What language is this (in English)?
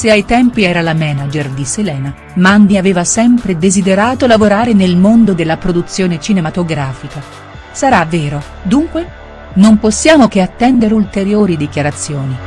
Italian